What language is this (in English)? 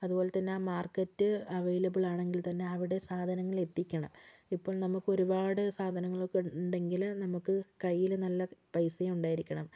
Malayalam